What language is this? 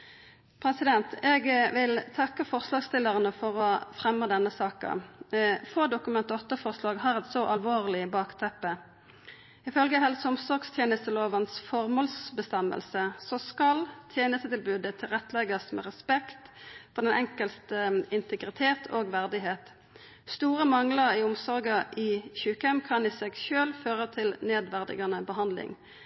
Norwegian Nynorsk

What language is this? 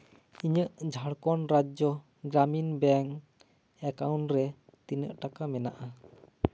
Santali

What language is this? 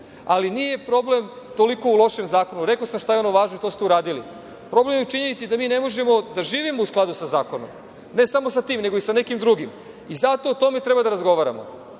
Serbian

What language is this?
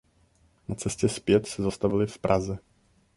Czech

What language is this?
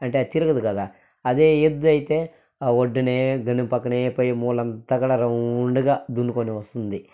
Telugu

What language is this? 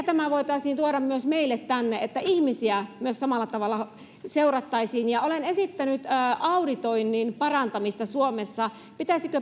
Finnish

